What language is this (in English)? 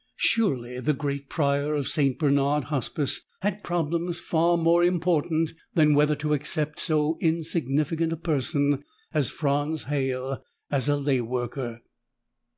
English